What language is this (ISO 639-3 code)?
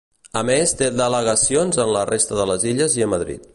cat